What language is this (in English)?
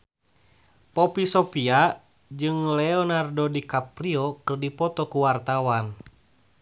Sundanese